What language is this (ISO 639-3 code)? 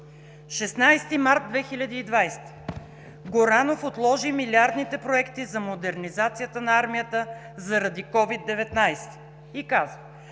bul